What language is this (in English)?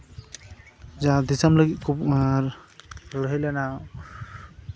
Santali